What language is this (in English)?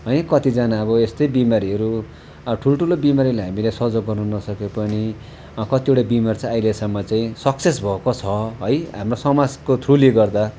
Nepali